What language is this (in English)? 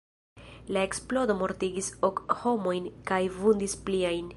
Esperanto